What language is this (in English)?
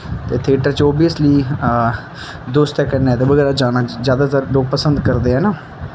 Dogri